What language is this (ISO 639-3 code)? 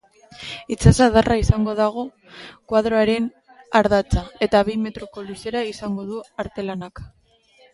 eus